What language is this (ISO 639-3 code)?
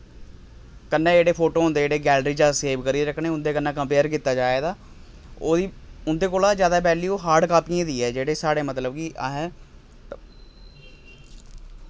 doi